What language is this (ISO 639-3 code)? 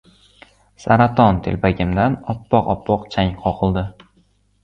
uzb